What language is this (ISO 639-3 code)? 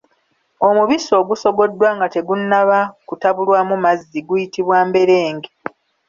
lug